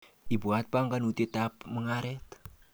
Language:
Kalenjin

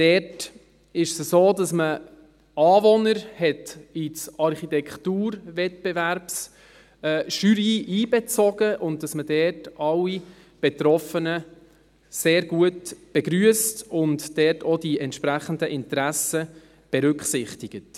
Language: Swiss German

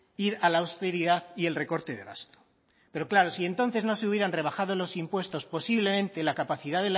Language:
Spanish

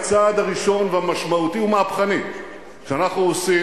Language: Hebrew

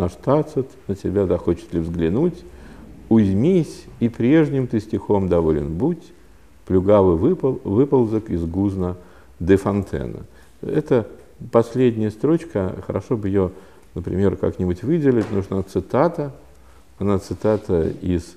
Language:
Russian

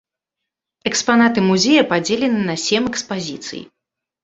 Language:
Belarusian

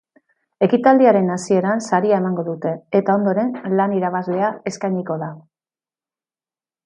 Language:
Basque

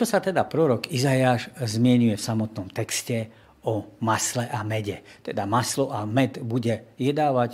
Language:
Slovak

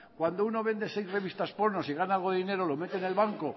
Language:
Spanish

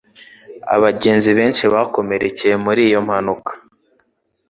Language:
Kinyarwanda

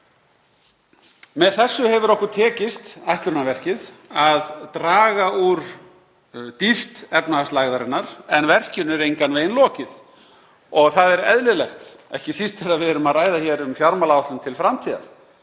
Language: Icelandic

